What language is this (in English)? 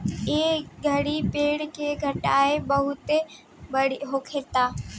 Bhojpuri